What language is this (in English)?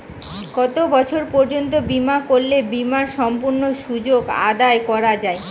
Bangla